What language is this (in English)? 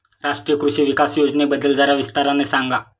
Marathi